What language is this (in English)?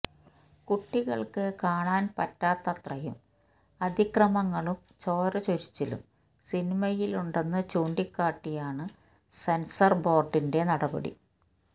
Malayalam